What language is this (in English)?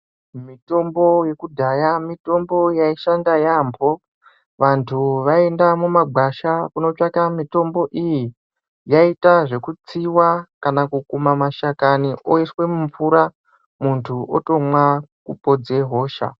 Ndau